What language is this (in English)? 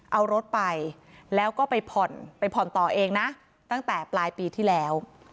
Thai